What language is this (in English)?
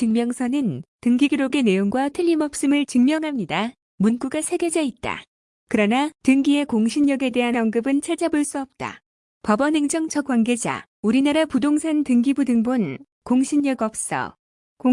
Korean